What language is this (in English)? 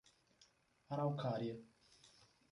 Portuguese